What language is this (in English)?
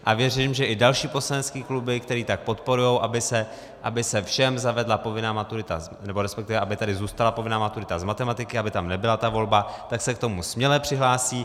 Czech